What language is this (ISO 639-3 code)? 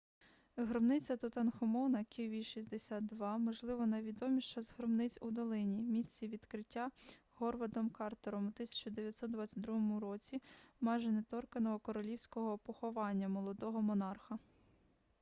ukr